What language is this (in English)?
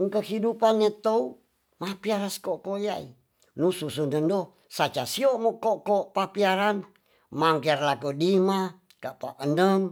Tonsea